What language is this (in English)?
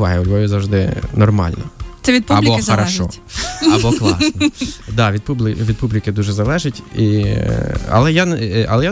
Ukrainian